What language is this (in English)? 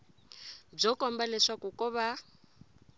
Tsonga